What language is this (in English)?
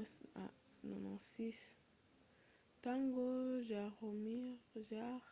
Lingala